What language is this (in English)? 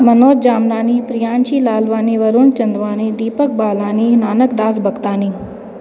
Sindhi